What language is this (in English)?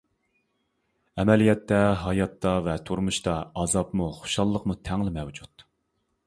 Uyghur